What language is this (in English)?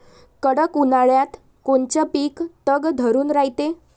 Marathi